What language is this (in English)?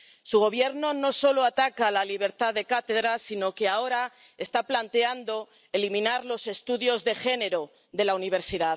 Spanish